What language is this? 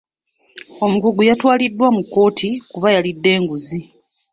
Ganda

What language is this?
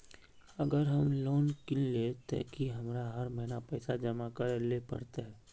Magahi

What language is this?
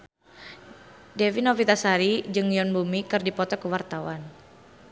Sundanese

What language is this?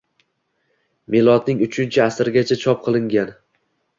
Uzbek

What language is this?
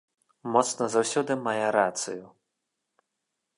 Belarusian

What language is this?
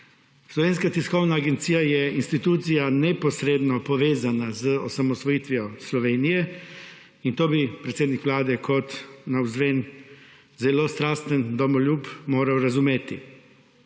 Slovenian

